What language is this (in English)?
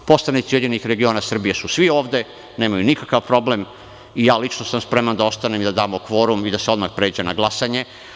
Serbian